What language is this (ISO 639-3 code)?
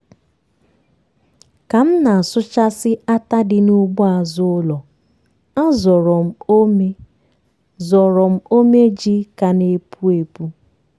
ibo